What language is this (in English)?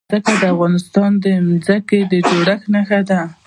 Pashto